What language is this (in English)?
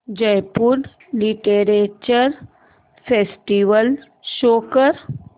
Marathi